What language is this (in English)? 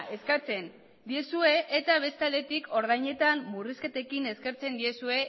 Basque